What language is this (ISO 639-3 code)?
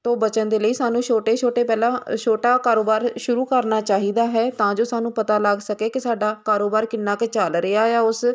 pan